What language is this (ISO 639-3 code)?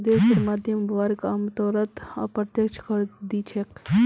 mag